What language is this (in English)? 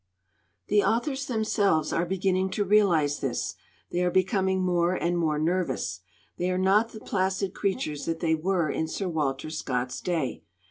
English